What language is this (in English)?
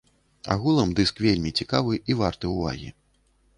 Belarusian